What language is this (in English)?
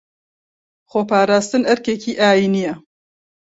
Central Kurdish